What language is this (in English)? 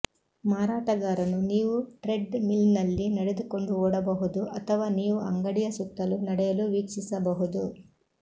Kannada